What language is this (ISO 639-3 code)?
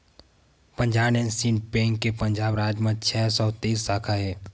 hne